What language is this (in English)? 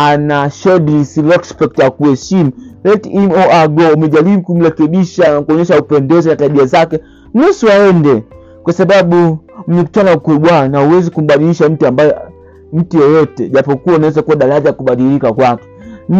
Swahili